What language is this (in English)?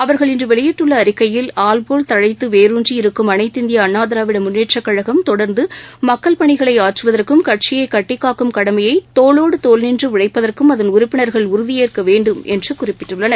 Tamil